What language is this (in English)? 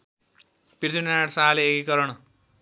Nepali